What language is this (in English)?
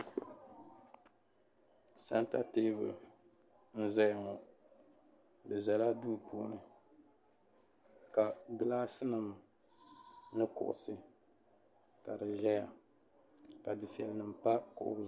Dagbani